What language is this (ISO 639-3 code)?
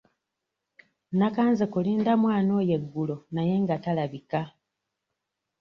lug